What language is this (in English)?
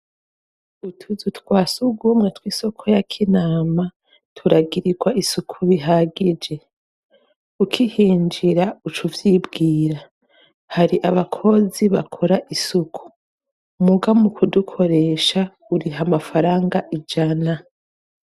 Rundi